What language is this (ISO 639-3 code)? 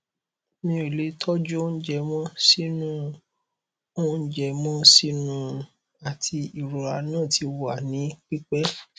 yor